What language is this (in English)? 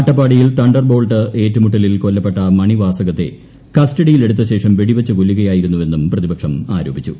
Malayalam